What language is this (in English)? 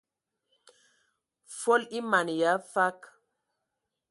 Ewondo